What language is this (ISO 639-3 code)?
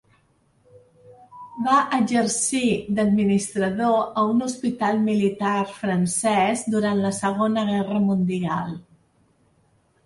cat